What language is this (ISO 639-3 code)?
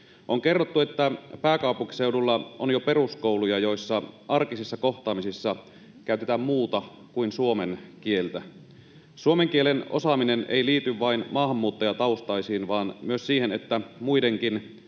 fin